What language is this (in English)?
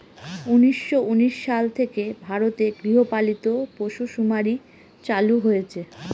Bangla